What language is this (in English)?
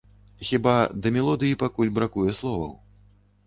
Belarusian